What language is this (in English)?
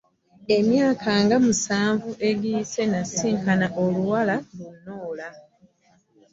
Ganda